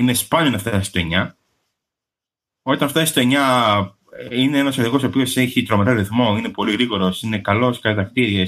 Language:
Greek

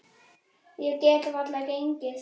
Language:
Icelandic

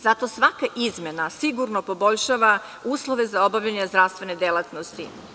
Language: Serbian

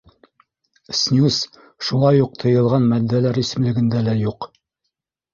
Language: Bashkir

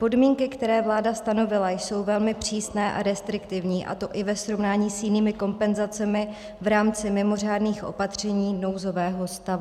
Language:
Czech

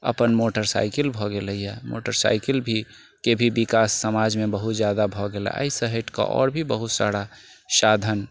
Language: Maithili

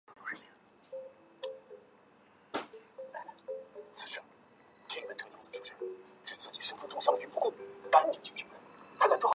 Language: Chinese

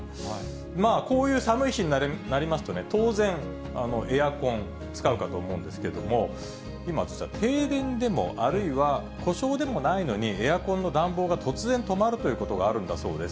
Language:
Japanese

